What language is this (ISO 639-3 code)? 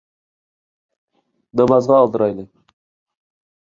uig